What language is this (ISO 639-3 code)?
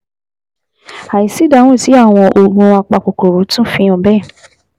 yor